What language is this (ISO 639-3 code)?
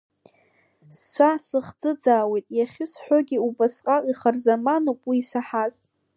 abk